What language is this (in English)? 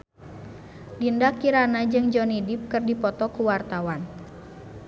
Sundanese